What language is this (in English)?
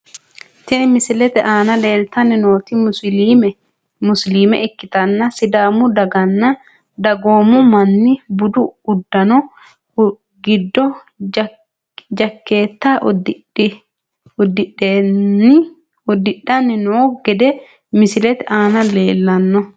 Sidamo